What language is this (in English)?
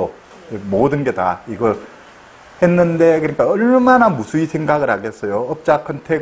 Korean